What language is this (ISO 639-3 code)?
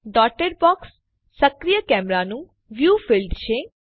guj